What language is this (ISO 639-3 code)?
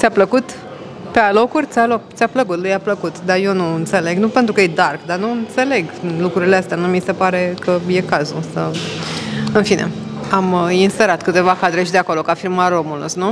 ron